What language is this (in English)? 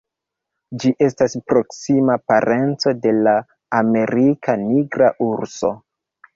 Esperanto